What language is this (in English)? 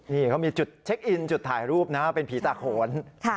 Thai